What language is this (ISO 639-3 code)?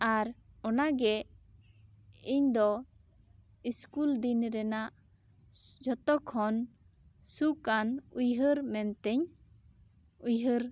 sat